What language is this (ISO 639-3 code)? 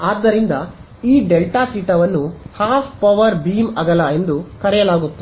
kan